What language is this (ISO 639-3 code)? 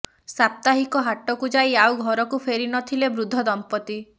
ori